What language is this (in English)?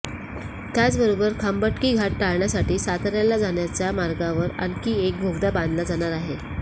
Marathi